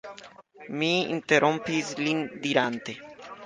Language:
Esperanto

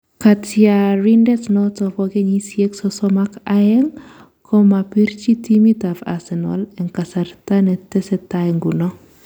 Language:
Kalenjin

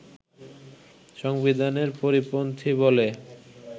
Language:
Bangla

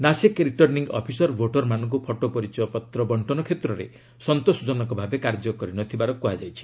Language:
Odia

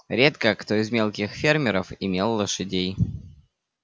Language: Russian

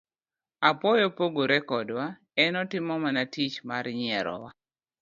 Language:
Luo (Kenya and Tanzania)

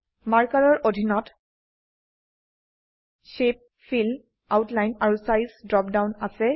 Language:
Assamese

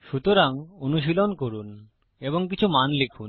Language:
Bangla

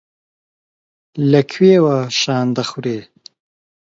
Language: Central Kurdish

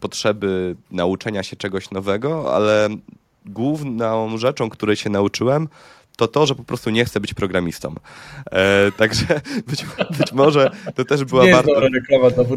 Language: Polish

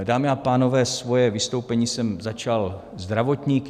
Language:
Czech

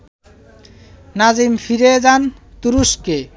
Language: Bangla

